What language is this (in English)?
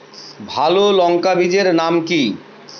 Bangla